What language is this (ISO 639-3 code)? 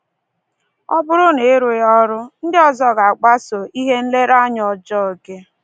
ibo